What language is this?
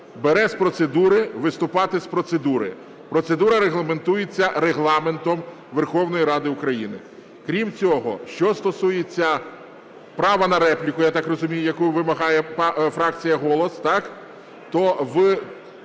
Ukrainian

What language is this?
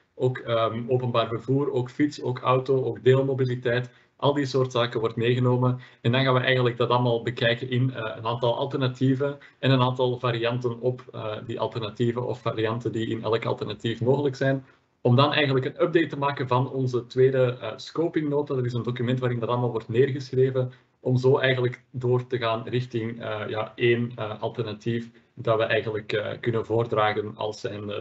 Dutch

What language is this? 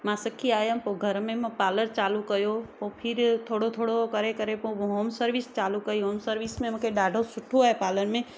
Sindhi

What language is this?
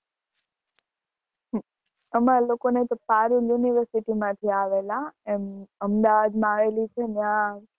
Gujarati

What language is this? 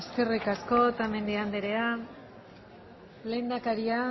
Basque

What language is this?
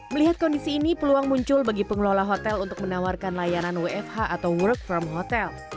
Indonesian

